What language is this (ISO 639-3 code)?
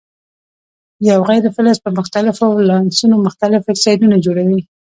pus